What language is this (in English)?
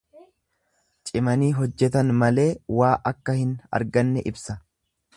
Oromo